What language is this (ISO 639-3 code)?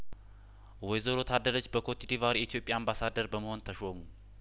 amh